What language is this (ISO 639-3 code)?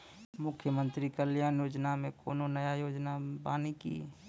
mai